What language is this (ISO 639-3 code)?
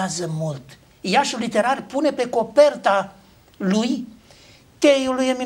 ron